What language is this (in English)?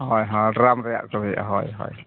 Santali